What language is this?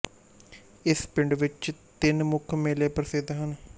Punjabi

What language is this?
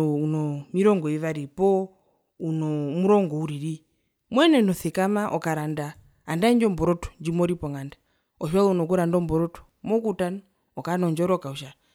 Herero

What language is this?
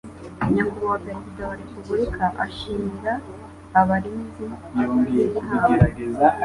Kinyarwanda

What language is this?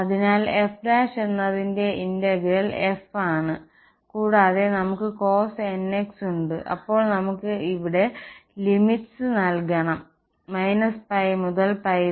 Malayalam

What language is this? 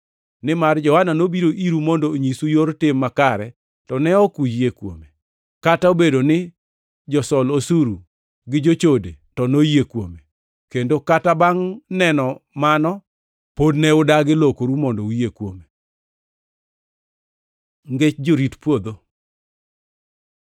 Luo (Kenya and Tanzania)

